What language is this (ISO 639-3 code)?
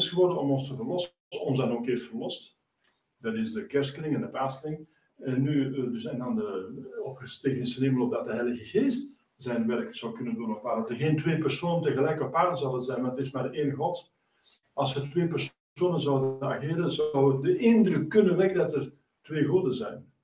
nld